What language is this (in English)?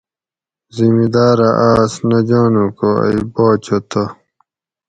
Gawri